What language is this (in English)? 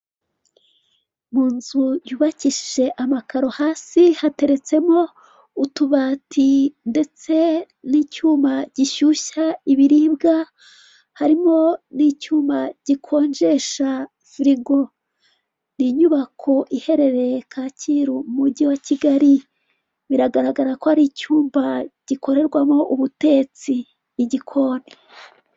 Kinyarwanda